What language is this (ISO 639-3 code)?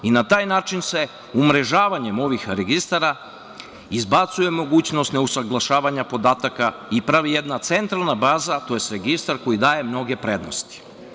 srp